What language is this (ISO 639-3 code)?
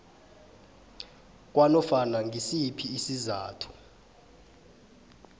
nbl